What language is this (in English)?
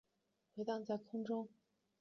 Chinese